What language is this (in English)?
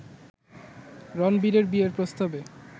Bangla